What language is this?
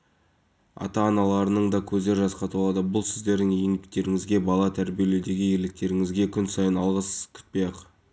Kazakh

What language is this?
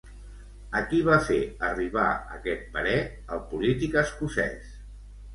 Catalan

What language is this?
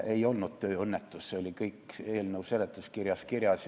Estonian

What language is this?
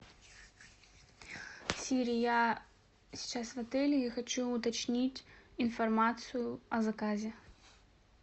Russian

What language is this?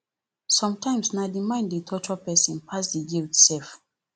Nigerian Pidgin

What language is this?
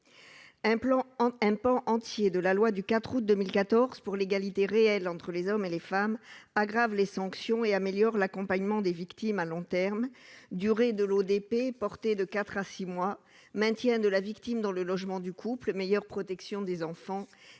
French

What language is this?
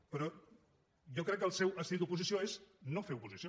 Catalan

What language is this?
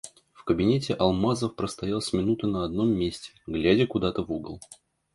Russian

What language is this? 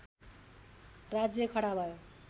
Nepali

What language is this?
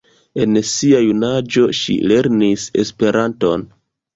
Esperanto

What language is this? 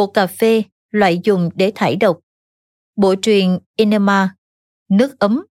Vietnamese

